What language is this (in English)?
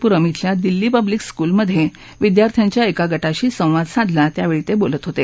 Marathi